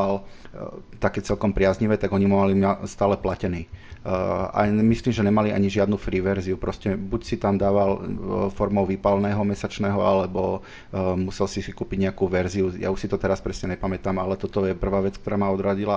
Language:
Slovak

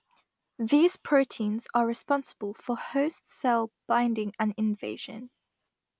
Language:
English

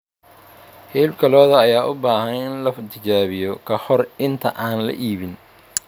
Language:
Somali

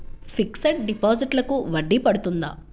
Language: Telugu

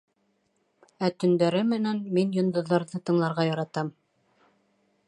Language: Bashkir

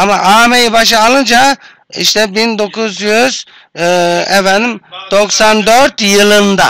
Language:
Turkish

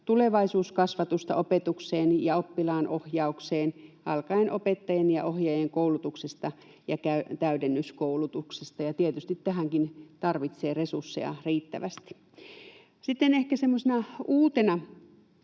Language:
Finnish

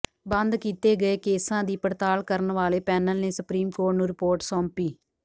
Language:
Punjabi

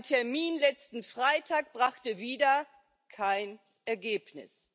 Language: German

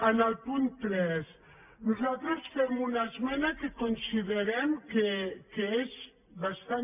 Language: Catalan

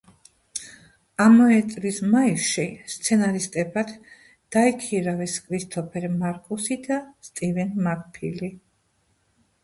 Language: Georgian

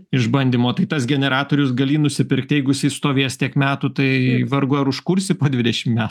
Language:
Lithuanian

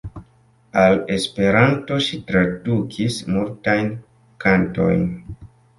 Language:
Esperanto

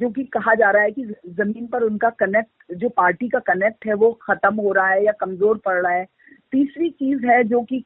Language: Hindi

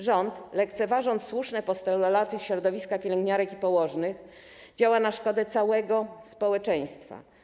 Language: Polish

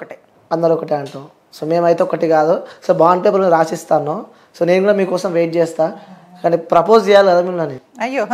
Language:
Telugu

